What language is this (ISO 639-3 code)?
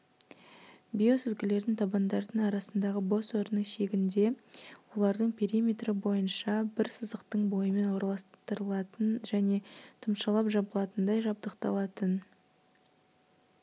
kaz